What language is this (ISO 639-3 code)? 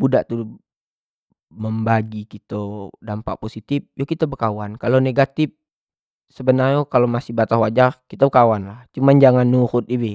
jax